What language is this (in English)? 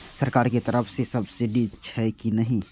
Maithili